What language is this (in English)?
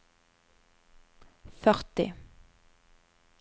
Norwegian